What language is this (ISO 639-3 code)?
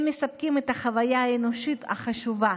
heb